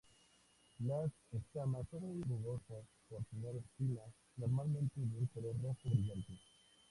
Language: Spanish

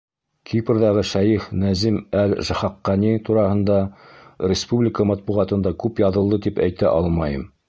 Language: Bashkir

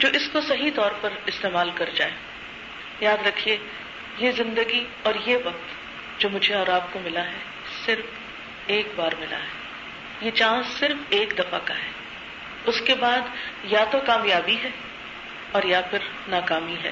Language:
Urdu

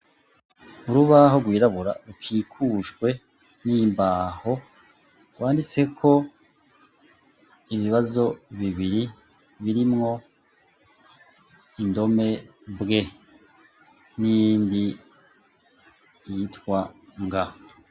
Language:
Rundi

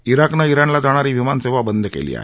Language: Marathi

